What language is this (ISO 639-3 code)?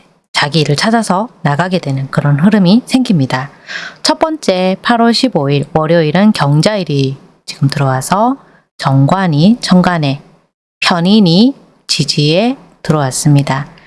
kor